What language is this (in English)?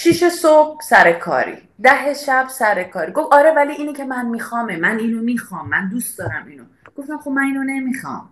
Persian